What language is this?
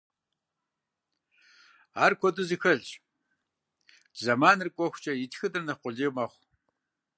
Kabardian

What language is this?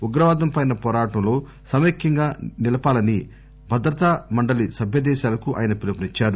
Telugu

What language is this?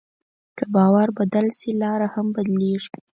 Pashto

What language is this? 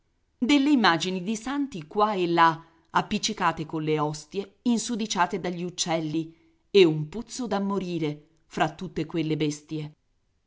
Italian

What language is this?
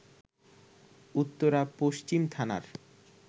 Bangla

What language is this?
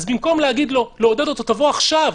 Hebrew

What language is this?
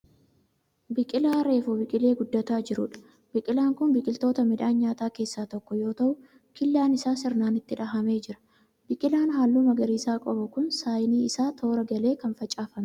Oromo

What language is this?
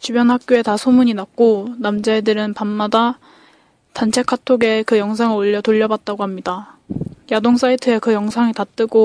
Korean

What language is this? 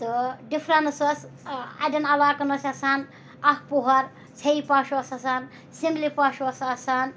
Kashmiri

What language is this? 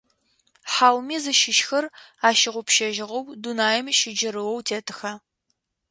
Adyghe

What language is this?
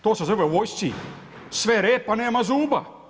Croatian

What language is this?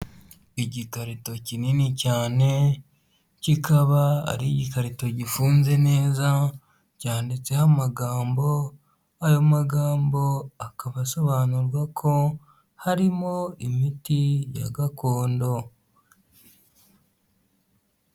Kinyarwanda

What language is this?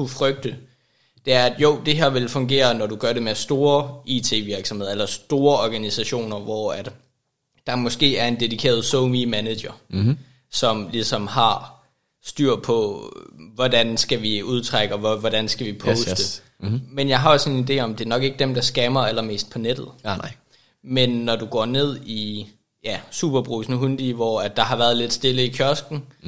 Danish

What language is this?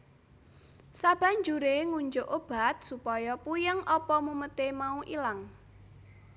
Javanese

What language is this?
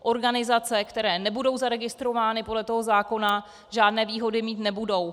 Czech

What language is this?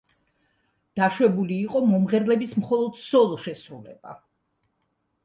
Georgian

